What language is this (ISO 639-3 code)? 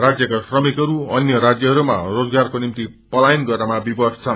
nep